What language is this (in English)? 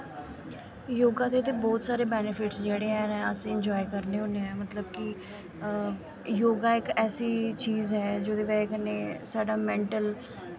Dogri